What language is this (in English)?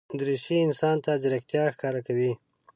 Pashto